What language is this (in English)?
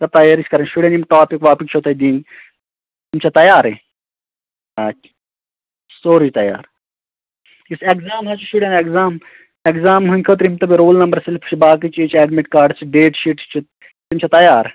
Kashmiri